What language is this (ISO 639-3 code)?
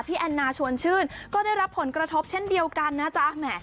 tha